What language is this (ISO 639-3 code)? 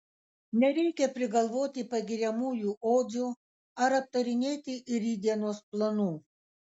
lit